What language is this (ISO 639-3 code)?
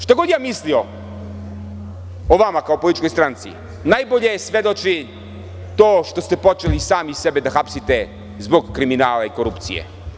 srp